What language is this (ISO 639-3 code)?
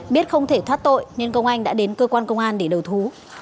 vie